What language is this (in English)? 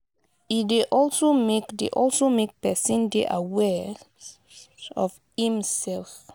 Nigerian Pidgin